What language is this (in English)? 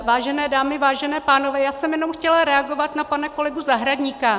Czech